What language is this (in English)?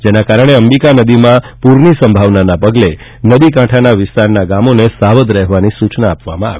Gujarati